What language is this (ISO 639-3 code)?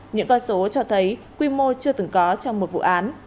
vie